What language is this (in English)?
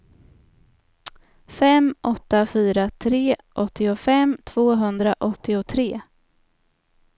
Swedish